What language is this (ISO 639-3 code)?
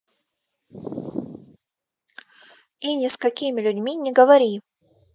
rus